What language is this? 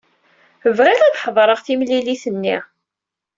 Kabyle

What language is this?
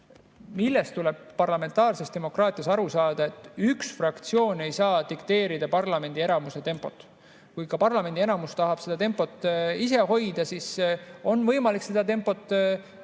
Estonian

